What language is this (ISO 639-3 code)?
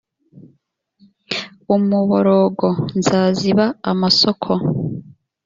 kin